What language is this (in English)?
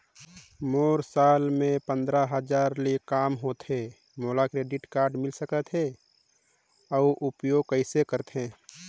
Chhattisgarhi